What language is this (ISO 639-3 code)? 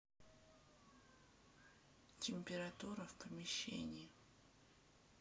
rus